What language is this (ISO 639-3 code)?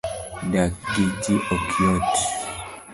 luo